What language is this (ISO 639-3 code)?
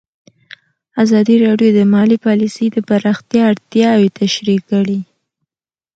pus